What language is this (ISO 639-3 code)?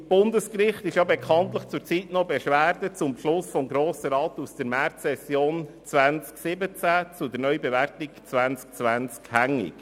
gsw